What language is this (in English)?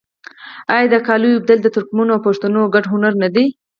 Pashto